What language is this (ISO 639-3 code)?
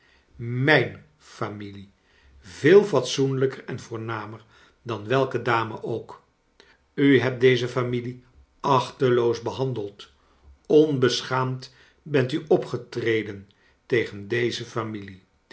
nld